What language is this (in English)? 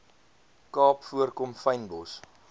Afrikaans